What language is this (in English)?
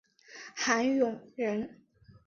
Chinese